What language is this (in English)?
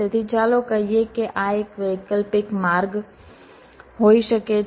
Gujarati